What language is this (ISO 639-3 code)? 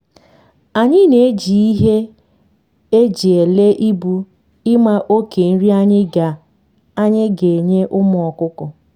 ibo